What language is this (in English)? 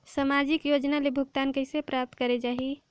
Chhattisgarhi